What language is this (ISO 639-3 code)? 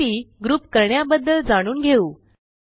mar